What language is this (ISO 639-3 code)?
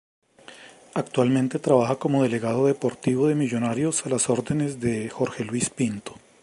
spa